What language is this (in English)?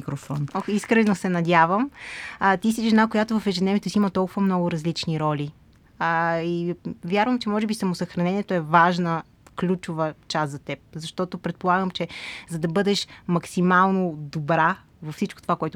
Bulgarian